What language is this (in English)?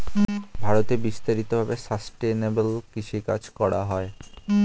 Bangla